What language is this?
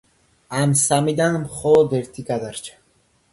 Georgian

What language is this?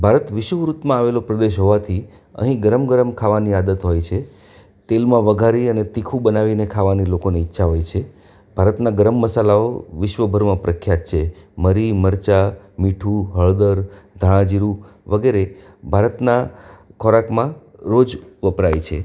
Gujarati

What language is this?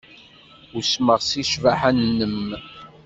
Kabyle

